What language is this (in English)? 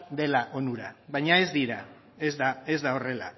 Basque